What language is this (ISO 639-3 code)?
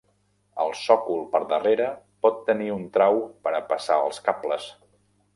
cat